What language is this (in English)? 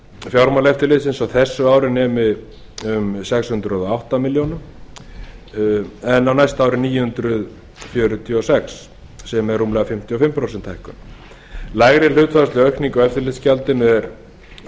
Icelandic